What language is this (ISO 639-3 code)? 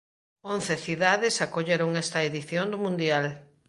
glg